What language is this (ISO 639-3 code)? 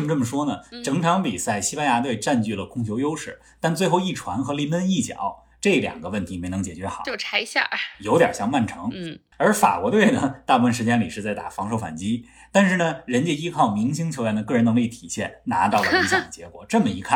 zho